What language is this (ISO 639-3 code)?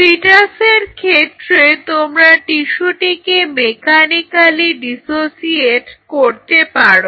ben